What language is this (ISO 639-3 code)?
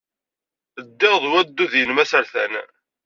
kab